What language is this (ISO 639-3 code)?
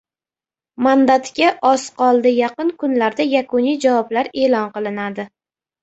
uzb